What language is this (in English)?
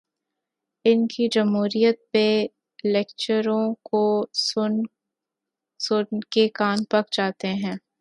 Urdu